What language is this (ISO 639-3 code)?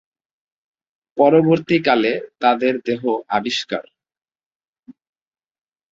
ben